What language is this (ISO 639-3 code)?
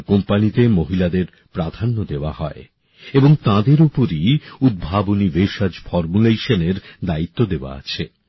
ben